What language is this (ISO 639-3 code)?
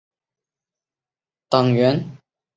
zho